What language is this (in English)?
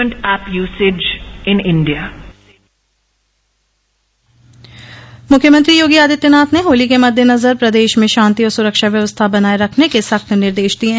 Hindi